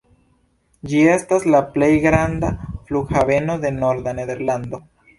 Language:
Esperanto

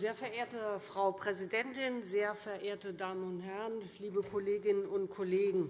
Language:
German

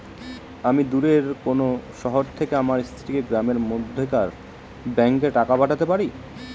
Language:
Bangla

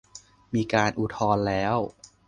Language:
Thai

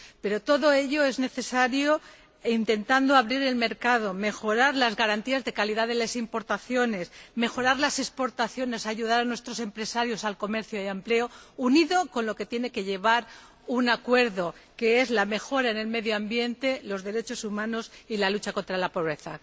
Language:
Spanish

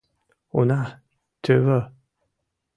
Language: Mari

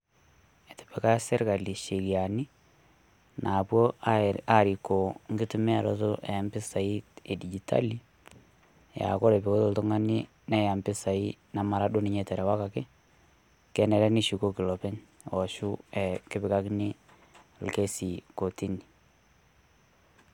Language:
Masai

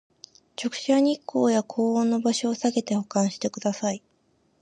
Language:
Japanese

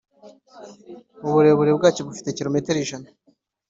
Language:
Kinyarwanda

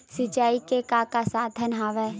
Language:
Chhattisgarhi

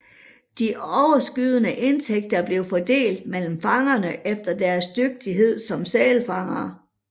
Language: Danish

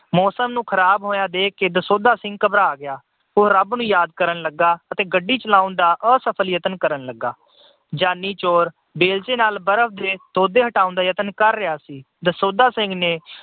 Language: Punjabi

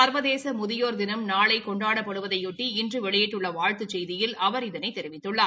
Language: Tamil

